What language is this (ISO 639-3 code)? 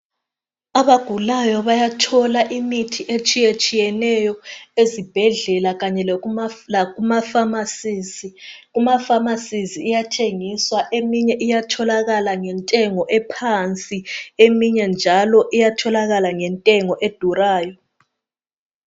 nde